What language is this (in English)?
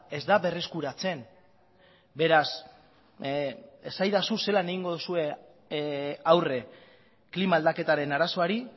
Basque